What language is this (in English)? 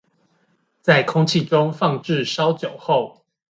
Chinese